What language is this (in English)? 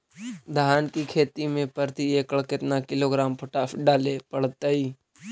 Magahi